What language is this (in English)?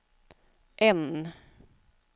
Swedish